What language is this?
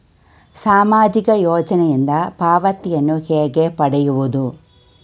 Kannada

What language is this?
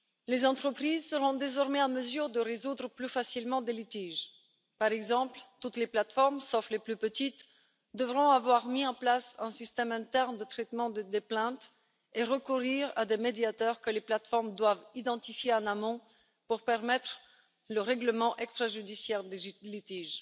French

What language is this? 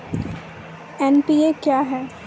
Maithili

